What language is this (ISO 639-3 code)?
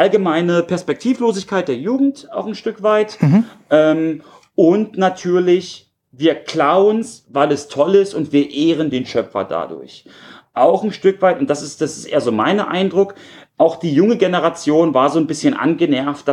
deu